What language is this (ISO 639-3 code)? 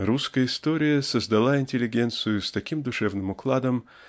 rus